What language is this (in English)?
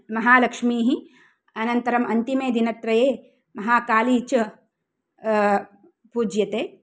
Sanskrit